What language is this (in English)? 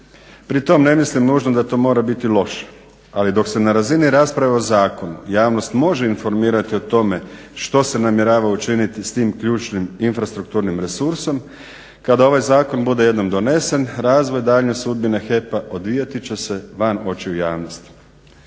Croatian